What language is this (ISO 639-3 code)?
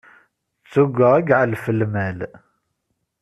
kab